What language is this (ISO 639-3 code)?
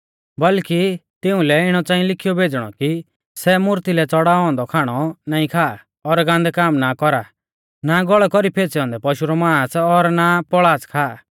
bfz